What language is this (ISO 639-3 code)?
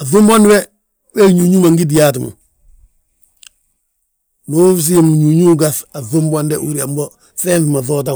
bjt